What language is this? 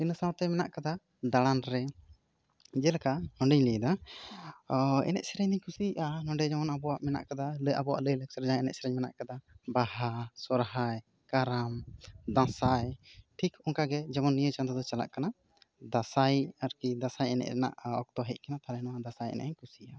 Santali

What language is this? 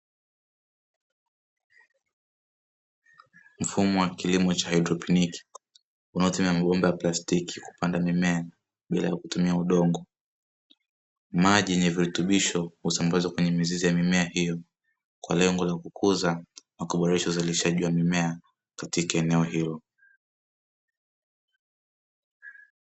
Swahili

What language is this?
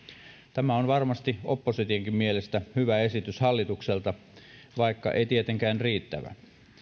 Finnish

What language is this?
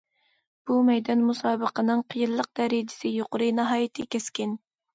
Uyghur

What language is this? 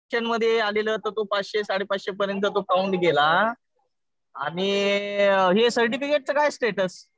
Marathi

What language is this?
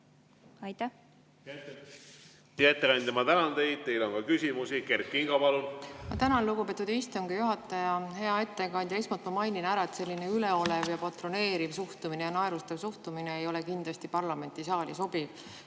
Estonian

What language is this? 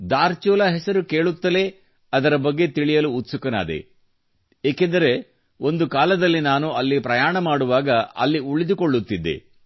Kannada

